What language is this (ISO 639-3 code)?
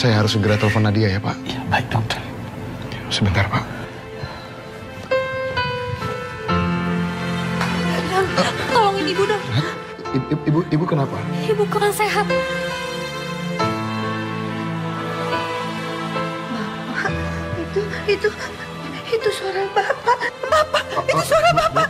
ind